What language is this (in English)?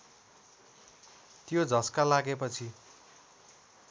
Nepali